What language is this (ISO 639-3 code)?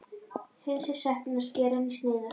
isl